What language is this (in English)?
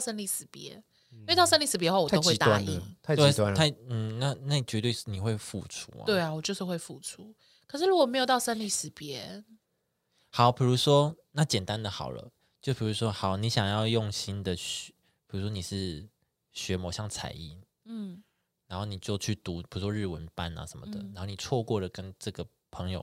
Chinese